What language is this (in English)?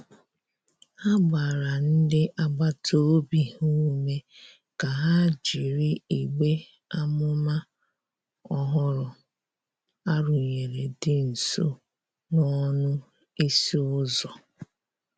Igbo